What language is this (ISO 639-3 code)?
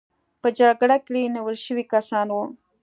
pus